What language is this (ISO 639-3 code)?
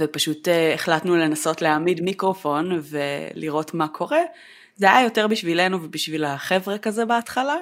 heb